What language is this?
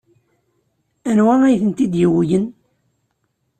Kabyle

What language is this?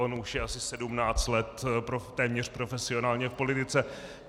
Czech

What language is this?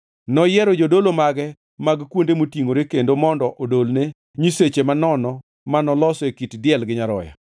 Luo (Kenya and Tanzania)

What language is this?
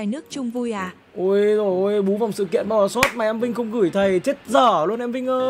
Vietnamese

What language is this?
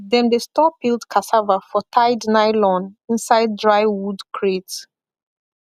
Nigerian Pidgin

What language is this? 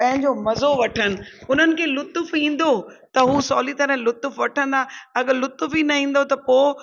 Sindhi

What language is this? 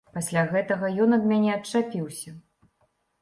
Belarusian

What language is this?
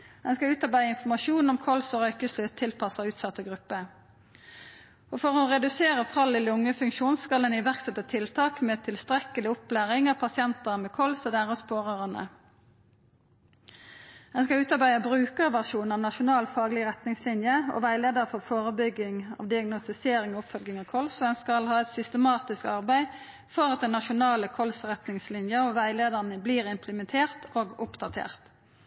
Norwegian Nynorsk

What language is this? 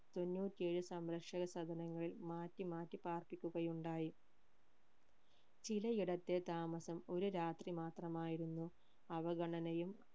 Malayalam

